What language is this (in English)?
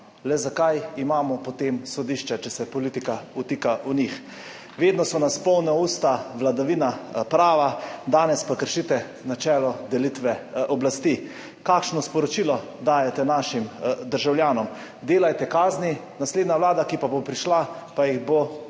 Slovenian